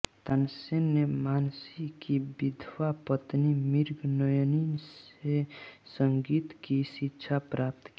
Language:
Hindi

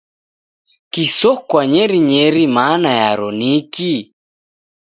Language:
Taita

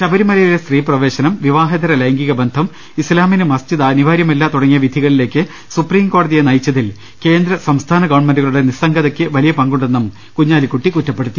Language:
Malayalam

